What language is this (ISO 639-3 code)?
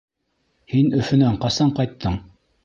bak